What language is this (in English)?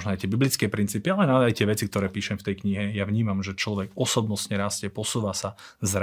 Slovak